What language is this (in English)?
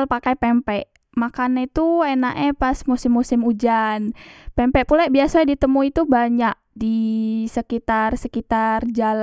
Musi